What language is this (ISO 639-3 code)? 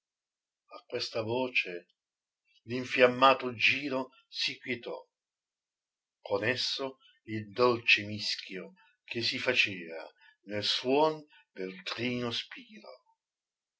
ita